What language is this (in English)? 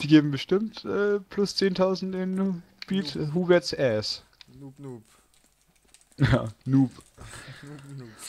German